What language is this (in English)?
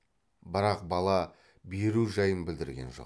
Kazakh